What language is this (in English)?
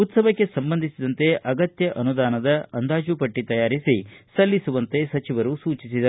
Kannada